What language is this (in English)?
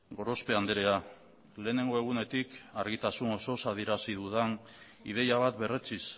Basque